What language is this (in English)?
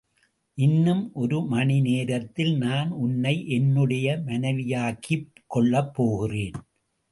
Tamil